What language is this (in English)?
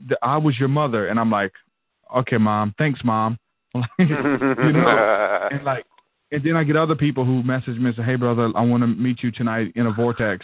English